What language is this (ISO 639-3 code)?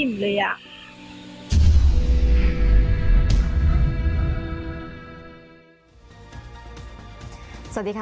tha